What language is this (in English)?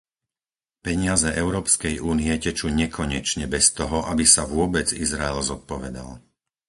Slovak